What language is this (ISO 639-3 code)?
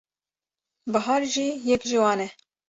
kur